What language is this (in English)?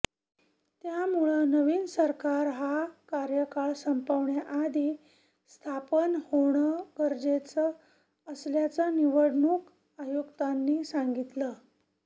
Marathi